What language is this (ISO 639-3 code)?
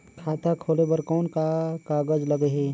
hne